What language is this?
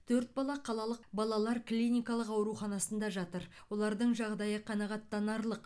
Kazakh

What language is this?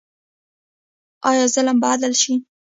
Pashto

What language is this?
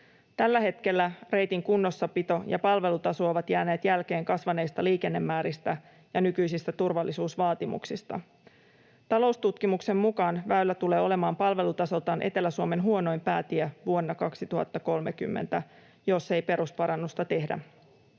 Finnish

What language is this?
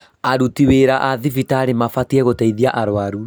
Kikuyu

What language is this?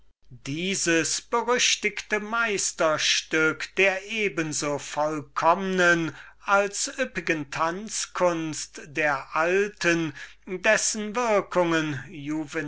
German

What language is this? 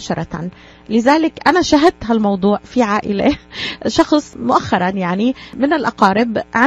Arabic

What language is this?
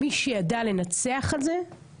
Hebrew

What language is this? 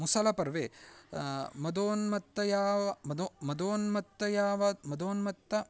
Sanskrit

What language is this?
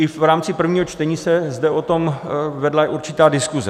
Czech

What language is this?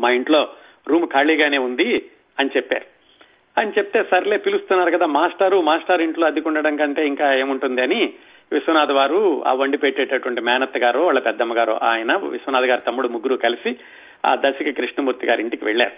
Telugu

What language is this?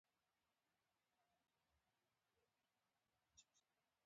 Pashto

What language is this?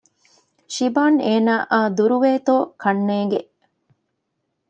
Divehi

